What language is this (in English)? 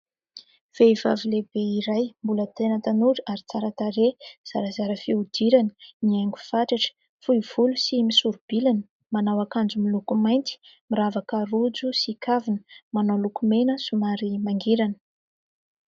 Malagasy